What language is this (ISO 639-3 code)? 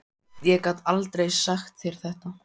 isl